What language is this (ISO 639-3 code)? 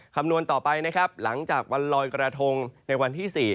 tha